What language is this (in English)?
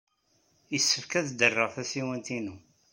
Kabyle